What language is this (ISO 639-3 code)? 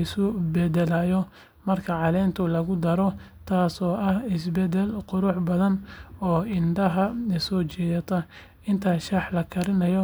som